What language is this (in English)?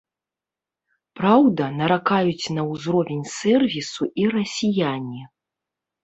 Belarusian